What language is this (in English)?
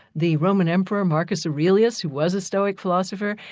English